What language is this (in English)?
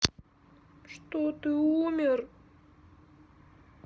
Russian